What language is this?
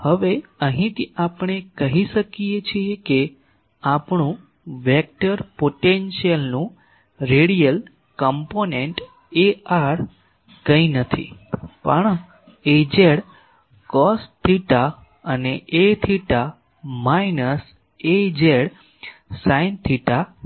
Gujarati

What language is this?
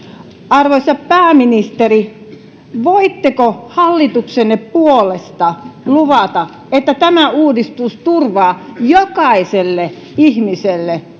Finnish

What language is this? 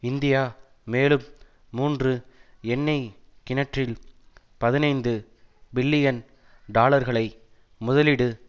Tamil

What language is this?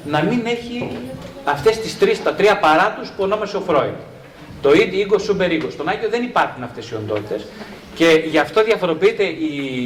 Greek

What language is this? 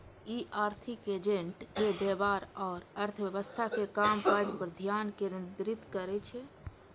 Maithili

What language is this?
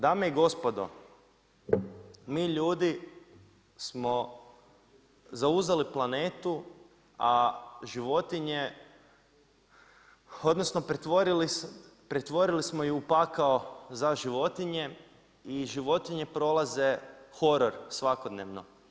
Croatian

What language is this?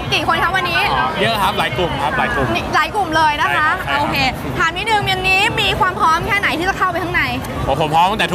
Thai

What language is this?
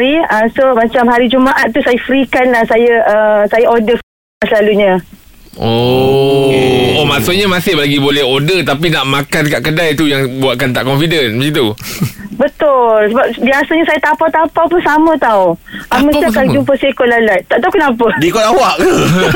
Malay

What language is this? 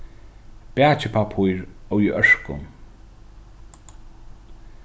Faroese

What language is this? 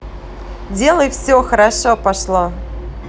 Russian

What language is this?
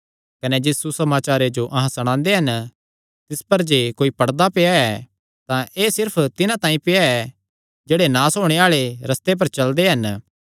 Kangri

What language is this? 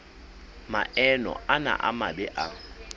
Southern Sotho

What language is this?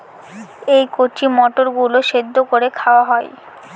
Bangla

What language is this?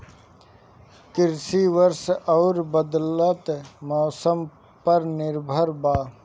Bhojpuri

